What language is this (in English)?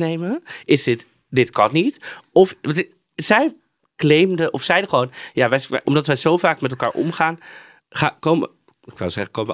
Dutch